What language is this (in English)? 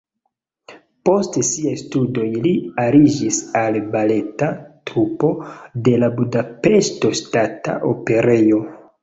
Esperanto